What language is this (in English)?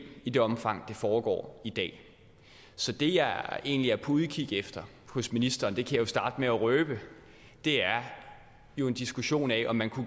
Danish